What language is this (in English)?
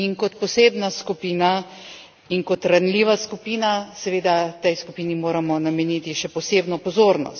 Slovenian